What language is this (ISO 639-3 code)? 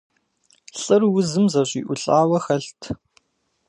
kbd